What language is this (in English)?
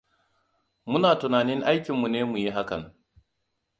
Hausa